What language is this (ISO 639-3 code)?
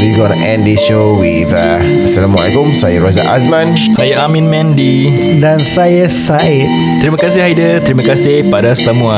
msa